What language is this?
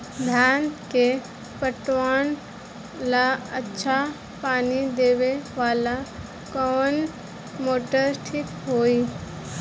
Bhojpuri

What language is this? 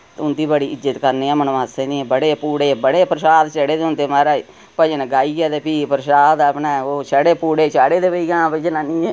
Dogri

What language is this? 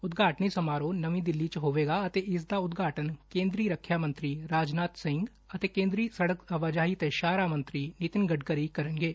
Punjabi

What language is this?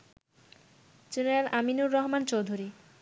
Bangla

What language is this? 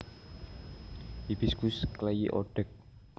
Javanese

